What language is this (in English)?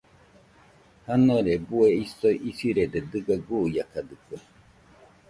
Nüpode Huitoto